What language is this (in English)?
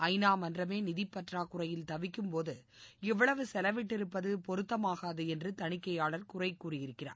Tamil